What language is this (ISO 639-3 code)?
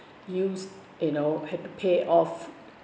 eng